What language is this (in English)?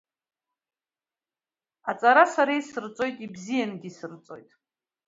Abkhazian